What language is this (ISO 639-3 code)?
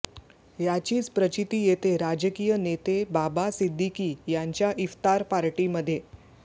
mar